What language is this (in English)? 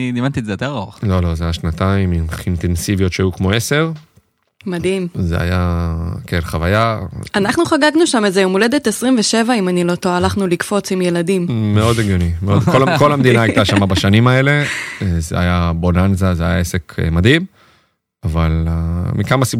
Hebrew